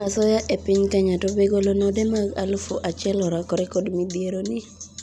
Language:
Luo (Kenya and Tanzania)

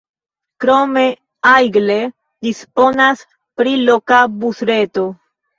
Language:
Esperanto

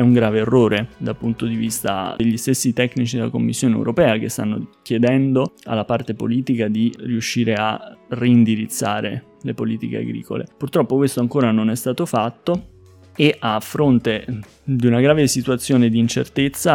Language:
Italian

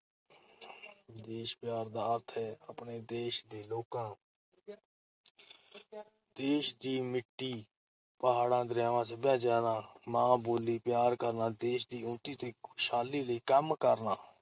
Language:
Punjabi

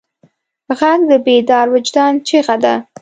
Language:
Pashto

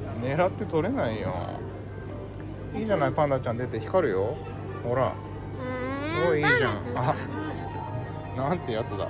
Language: Japanese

